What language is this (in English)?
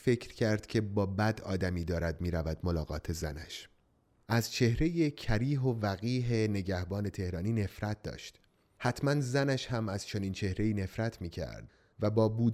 Persian